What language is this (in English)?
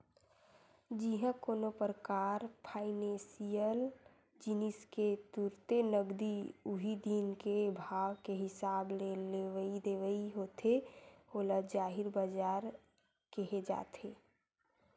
Chhattisgarhi